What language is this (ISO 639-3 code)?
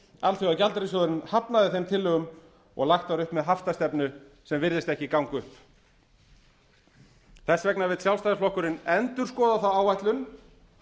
isl